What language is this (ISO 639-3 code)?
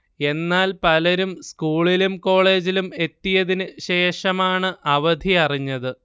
mal